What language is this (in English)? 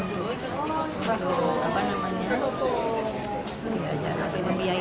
Indonesian